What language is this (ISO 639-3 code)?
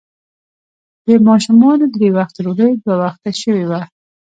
pus